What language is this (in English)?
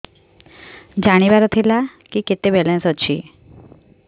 Odia